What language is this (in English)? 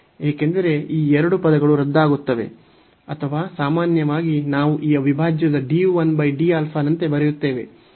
Kannada